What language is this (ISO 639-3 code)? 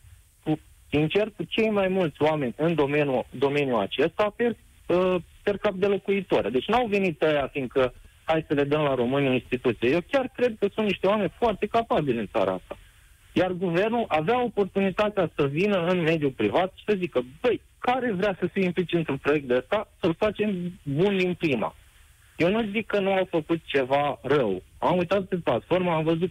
ron